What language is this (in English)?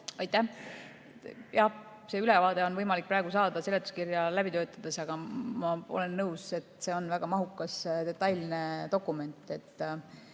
Estonian